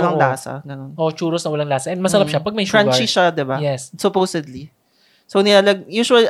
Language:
Filipino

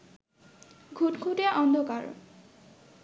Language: Bangla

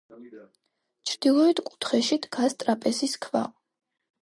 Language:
Georgian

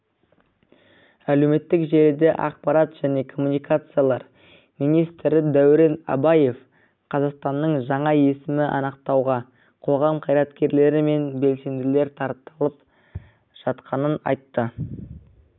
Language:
Kazakh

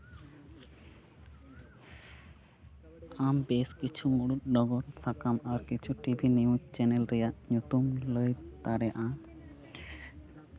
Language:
Santali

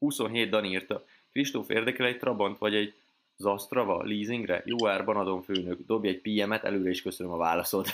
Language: Hungarian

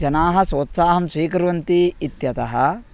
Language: Sanskrit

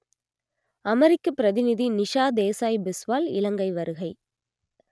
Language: Tamil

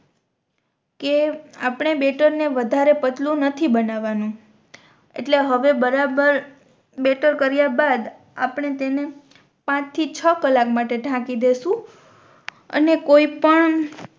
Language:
Gujarati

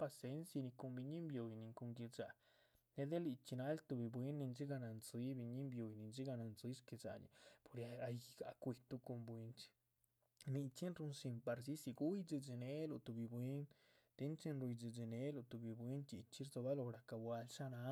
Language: Chichicapan Zapotec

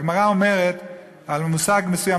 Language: Hebrew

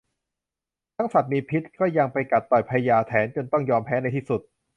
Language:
Thai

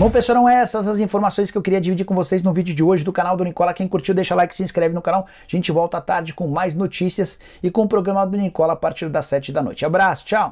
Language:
Portuguese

